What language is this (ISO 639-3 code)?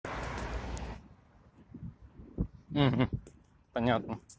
rus